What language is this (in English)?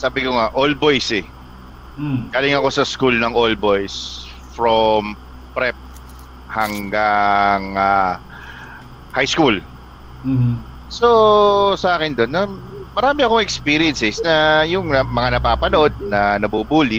Filipino